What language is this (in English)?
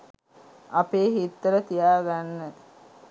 Sinhala